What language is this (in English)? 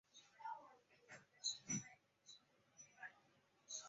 Chinese